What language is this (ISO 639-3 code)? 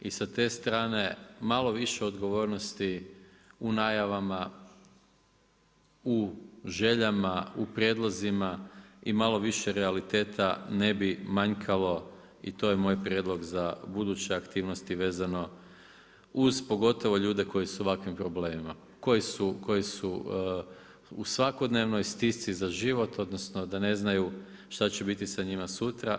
hrv